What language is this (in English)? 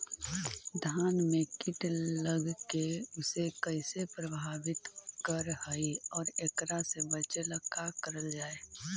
Magahi